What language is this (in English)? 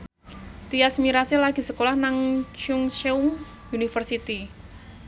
Javanese